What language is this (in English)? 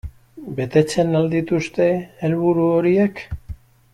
Basque